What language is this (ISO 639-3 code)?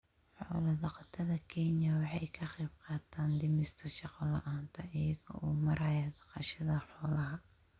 som